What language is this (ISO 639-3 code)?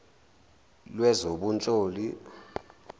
zul